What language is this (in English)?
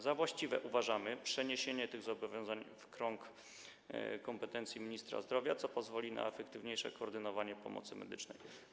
Polish